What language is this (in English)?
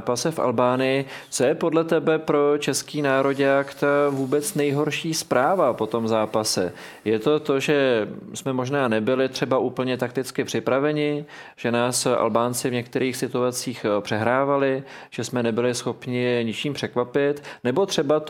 Czech